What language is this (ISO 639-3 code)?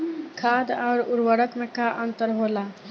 bho